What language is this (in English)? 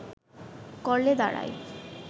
Bangla